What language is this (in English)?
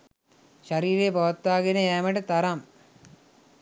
Sinhala